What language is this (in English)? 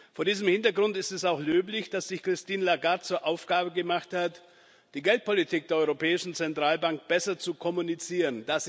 German